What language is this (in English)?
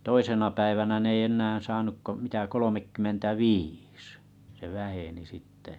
Finnish